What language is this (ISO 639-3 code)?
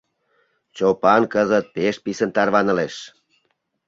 chm